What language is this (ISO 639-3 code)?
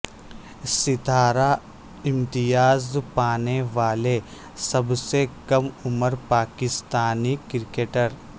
urd